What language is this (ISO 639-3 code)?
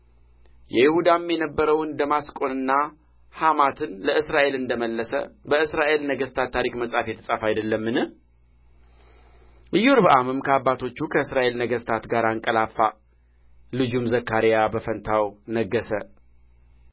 amh